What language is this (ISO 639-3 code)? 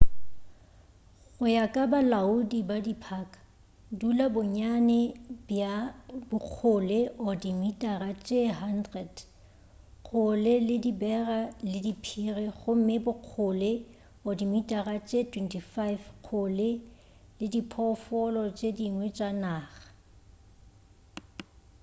nso